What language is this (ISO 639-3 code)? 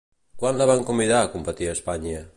cat